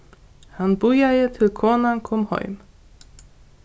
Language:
Faroese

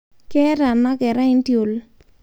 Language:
Masai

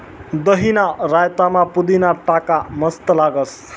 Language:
Marathi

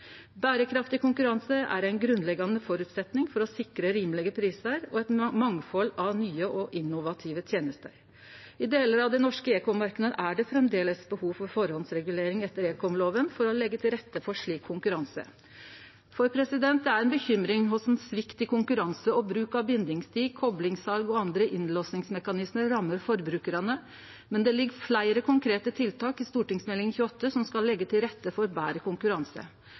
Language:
Norwegian Nynorsk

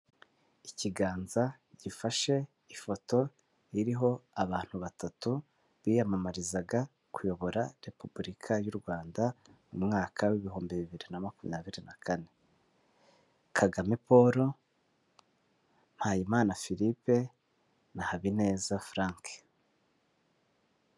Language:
Kinyarwanda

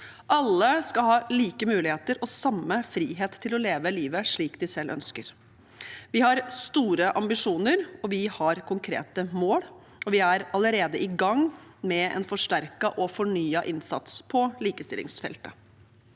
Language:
Norwegian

